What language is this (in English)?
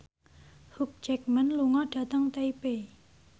Javanese